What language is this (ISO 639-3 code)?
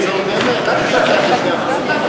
heb